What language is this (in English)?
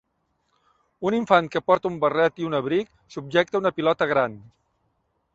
Catalan